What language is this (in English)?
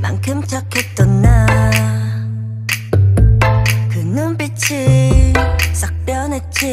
Korean